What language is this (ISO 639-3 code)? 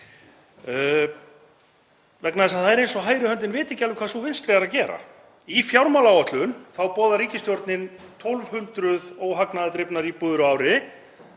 isl